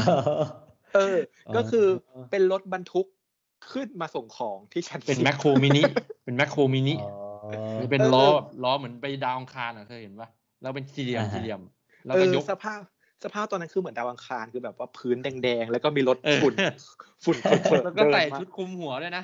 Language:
Thai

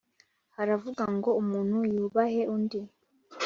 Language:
Kinyarwanda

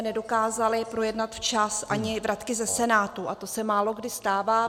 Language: Czech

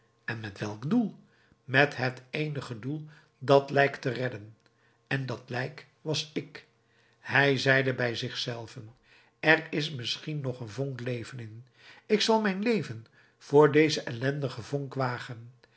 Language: Dutch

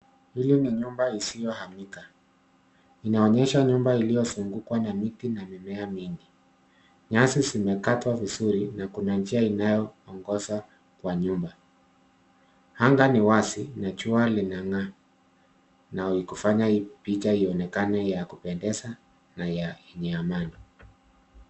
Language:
Swahili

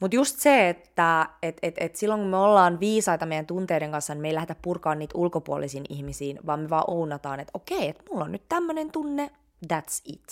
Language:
Finnish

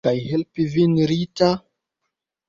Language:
Esperanto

